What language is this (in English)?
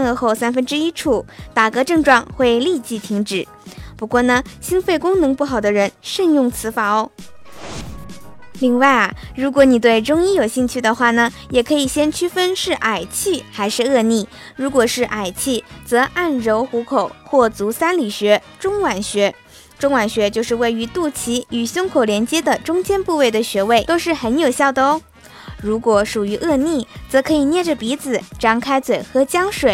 Chinese